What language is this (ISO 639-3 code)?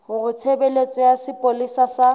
sot